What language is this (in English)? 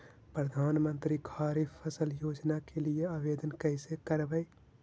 Magahi